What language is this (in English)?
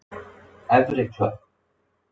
Icelandic